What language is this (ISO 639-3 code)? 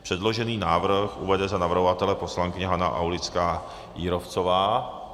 ces